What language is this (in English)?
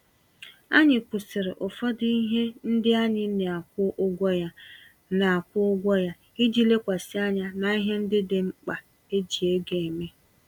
Igbo